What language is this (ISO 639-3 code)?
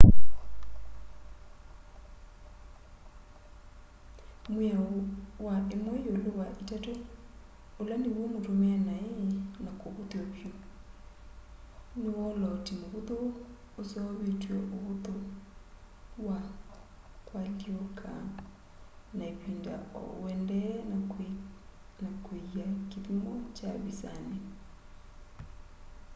kam